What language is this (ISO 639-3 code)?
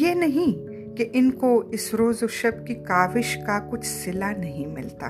urd